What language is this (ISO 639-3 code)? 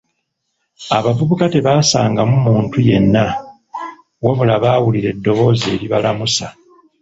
lug